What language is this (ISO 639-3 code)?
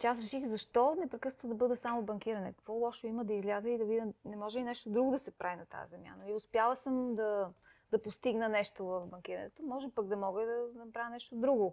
bul